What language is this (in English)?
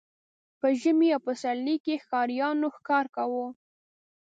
Pashto